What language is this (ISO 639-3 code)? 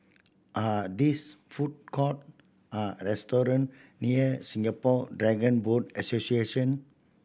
eng